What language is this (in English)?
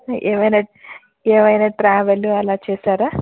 Telugu